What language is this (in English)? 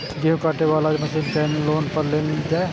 Maithili